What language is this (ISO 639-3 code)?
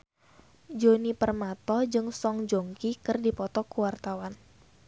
sun